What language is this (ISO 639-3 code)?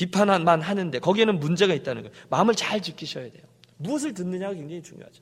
kor